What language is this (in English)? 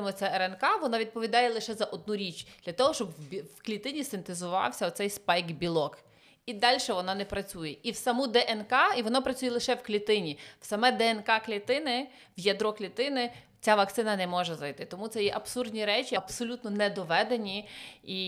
Ukrainian